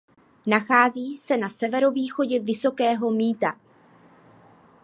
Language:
Czech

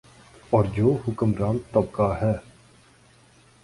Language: Urdu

